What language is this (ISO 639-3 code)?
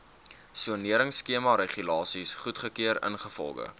afr